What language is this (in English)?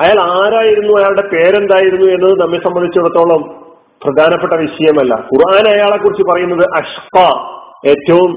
Malayalam